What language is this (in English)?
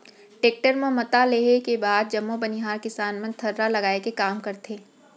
Chhattisgarhi